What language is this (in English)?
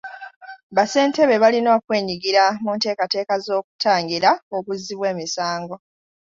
Ganda